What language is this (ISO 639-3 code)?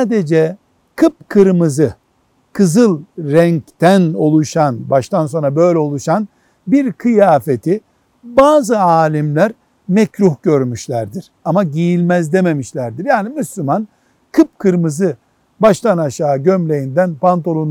tur